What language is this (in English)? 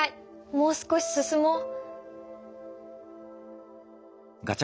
Japanese